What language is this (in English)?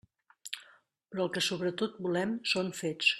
Catalan